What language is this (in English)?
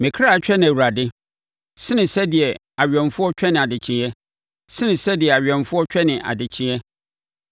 Akan